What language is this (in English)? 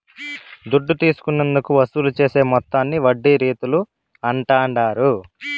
Telugu